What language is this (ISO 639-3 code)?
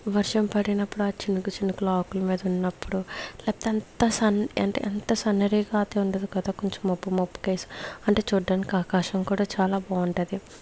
tel